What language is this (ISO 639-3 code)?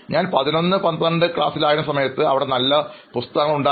mal